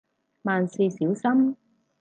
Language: Cantonese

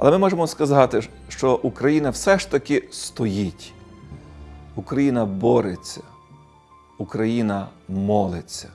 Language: Ukrainian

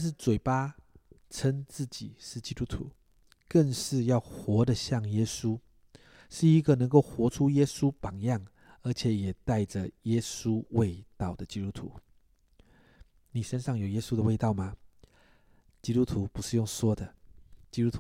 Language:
Chinese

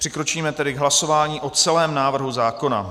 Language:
Czech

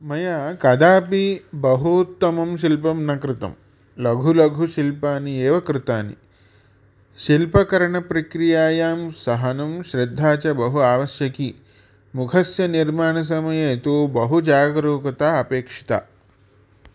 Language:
Sanskrit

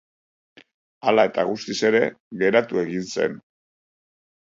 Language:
Basque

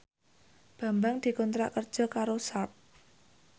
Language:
Javanese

